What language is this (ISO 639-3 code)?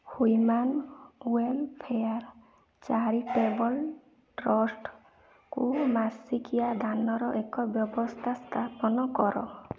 ori